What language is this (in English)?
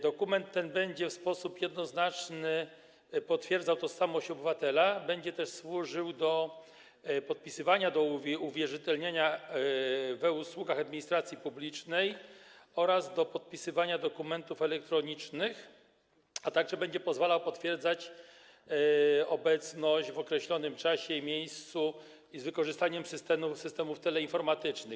Polish